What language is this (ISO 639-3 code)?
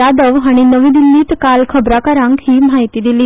kok